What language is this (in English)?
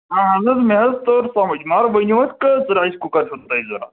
Kashmiri